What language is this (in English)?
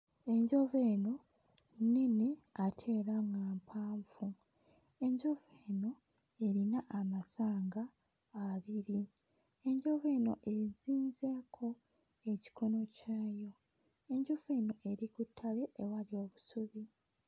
Ganda